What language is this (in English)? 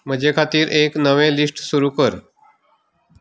Konkani